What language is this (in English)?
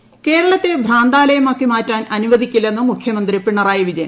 Malayalam